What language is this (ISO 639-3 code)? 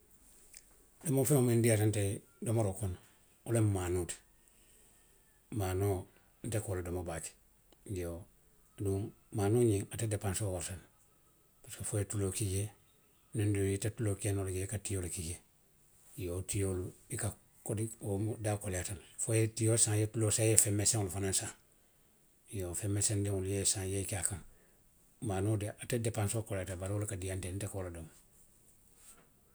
mlq